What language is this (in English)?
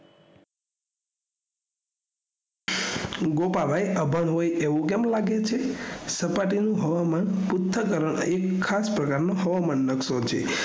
Gujarati